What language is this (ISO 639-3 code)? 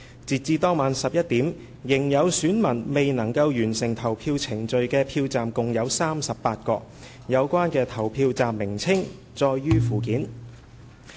yue